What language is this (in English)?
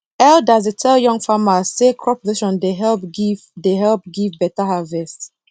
Nigerian Pidgin